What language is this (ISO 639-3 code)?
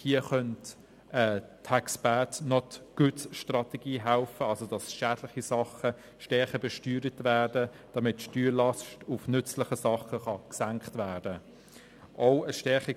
gsw